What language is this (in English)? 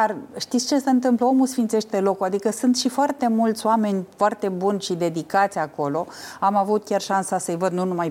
Romanian